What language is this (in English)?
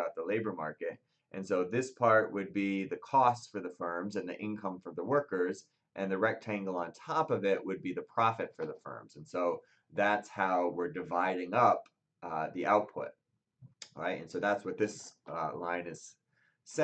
English